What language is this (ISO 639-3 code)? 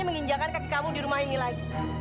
ind